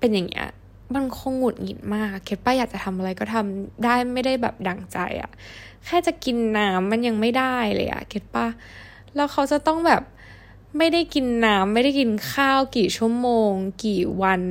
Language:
Thai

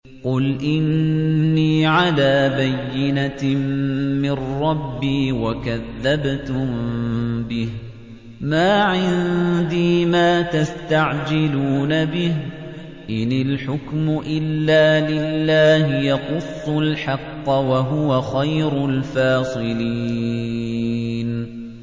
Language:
Arabic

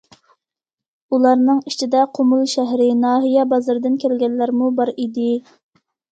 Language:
Uyghur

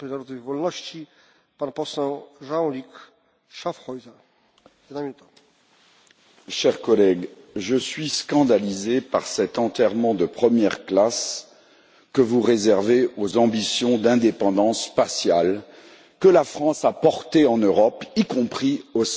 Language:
French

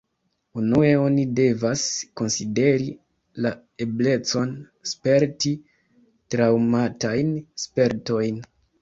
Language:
Esperanto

